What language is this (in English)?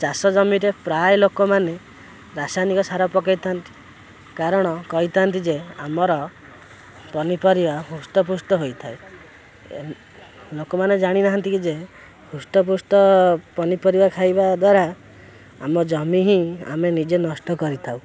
Odia